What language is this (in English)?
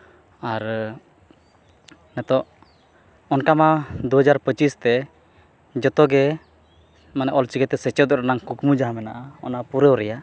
Santali